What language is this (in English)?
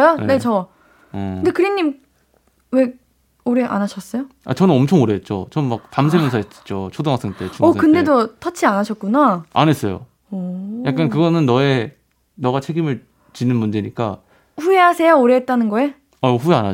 Korean